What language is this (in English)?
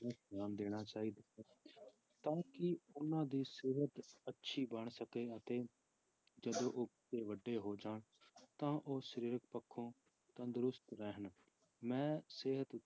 Punjabi